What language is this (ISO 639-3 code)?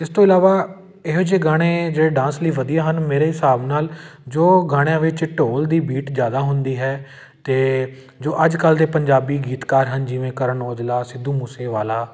pan